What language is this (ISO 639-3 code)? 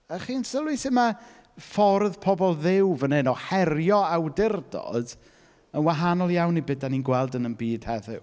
cym